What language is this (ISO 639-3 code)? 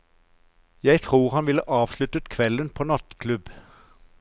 nor